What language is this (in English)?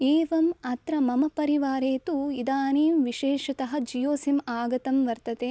Sanskrit